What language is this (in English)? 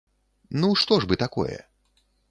Belarusian